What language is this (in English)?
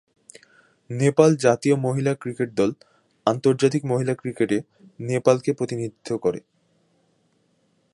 Bangla